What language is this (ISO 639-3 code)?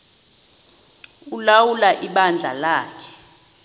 xho